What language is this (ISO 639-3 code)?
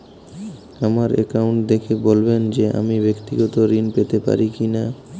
ben